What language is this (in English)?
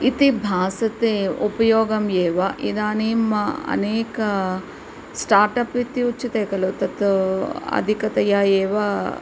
Sanskrit